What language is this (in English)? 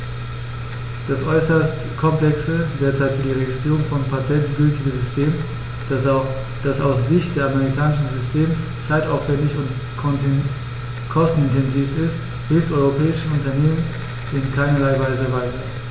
German